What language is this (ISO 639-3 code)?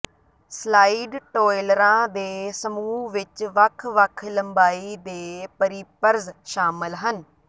pan